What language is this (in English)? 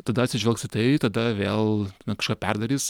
Lithuanian